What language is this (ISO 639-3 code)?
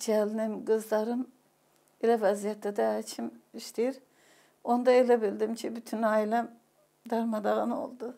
tur